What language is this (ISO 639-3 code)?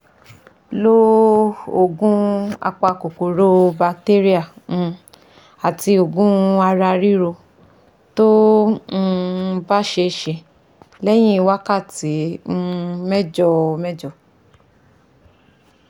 yor